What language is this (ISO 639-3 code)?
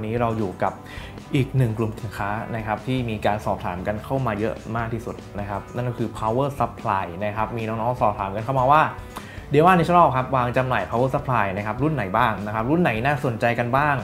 tha